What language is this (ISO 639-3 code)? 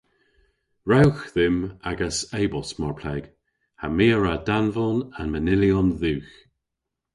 cor